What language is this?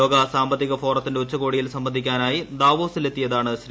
Malayalam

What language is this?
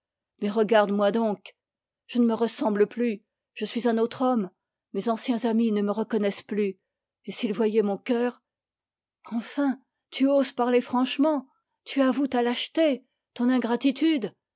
French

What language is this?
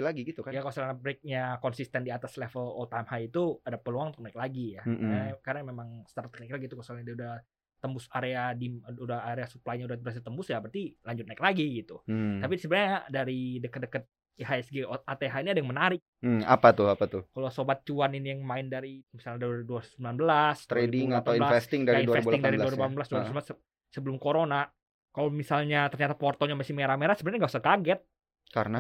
Indonesian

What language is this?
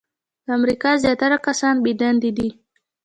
Pashto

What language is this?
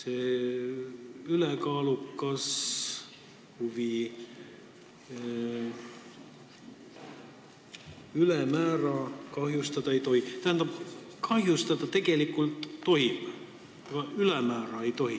Estonian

